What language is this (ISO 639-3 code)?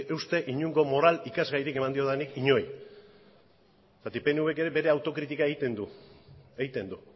eus